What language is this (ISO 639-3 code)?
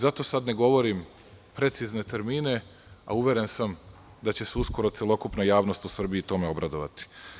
srp